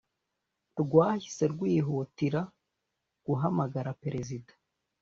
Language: Kinyarwanda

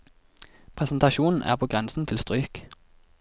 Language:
Norwegian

